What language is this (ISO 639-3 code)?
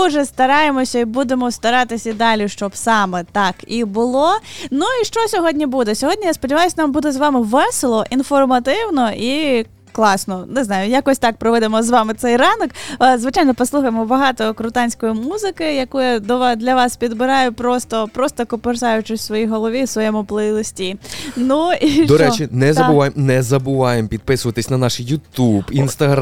ukr